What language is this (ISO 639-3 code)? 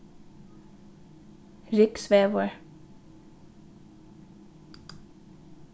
fao